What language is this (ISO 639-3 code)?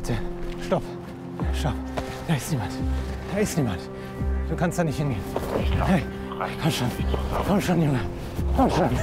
deu